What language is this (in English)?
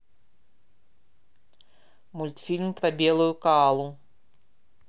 Russian